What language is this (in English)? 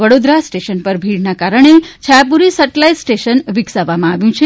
Gujarati